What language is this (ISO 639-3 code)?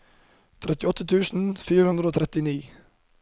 nor